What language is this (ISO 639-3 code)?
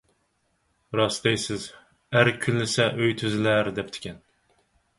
uig